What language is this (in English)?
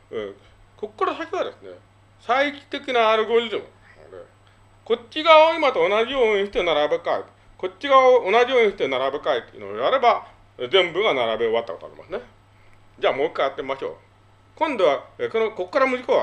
Japanese